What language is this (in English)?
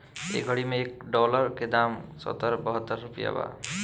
Bhojpuri